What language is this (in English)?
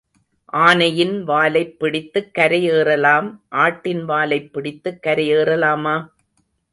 Tamil